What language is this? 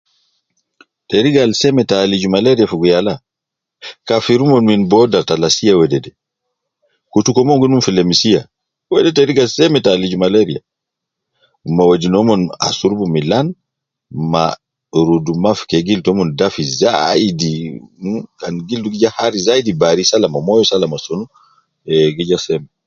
Nubi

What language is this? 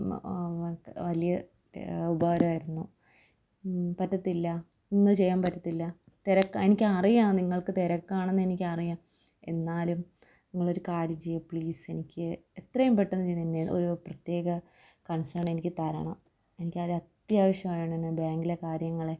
Malayalam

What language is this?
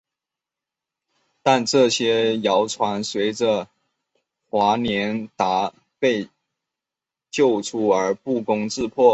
Chinese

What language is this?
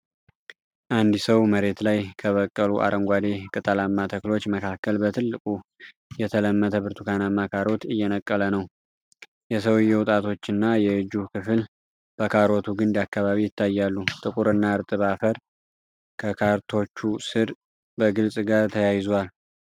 Amharic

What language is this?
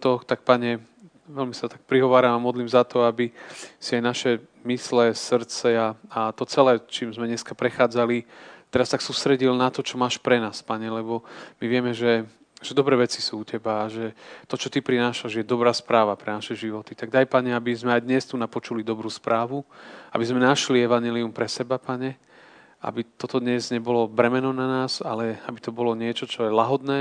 Slovak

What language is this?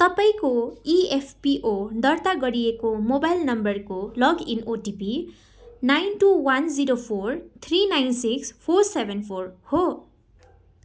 Nepali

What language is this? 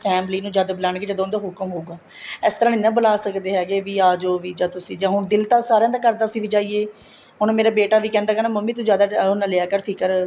Punjabi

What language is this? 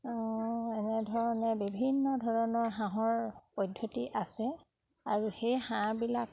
Assamese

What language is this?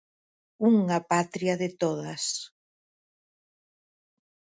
Galician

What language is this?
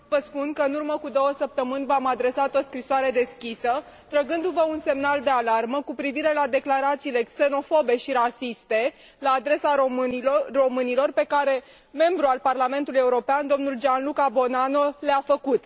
Romanian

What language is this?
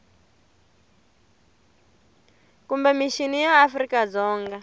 Tsonga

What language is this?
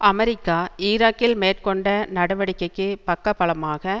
Tamil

